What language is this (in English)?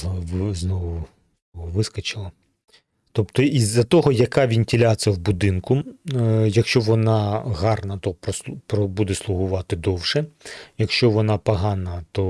Ukrainian